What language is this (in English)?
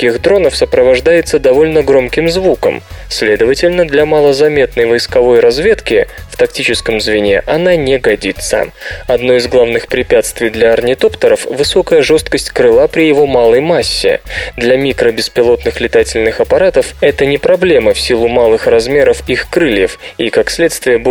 Russian